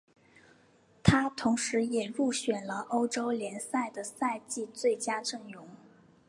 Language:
Chinese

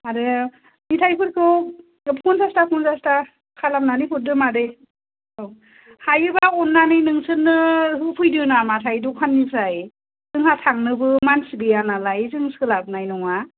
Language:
Bodo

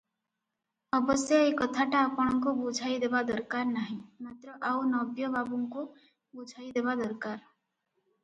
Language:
Odia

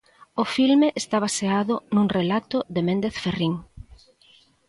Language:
Galician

